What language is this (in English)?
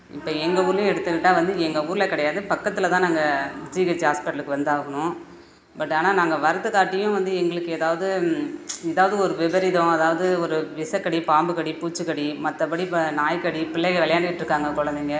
Tamil